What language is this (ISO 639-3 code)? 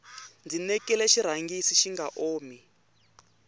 tso